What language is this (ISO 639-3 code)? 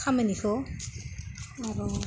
brx